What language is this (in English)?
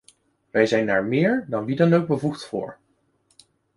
Dutch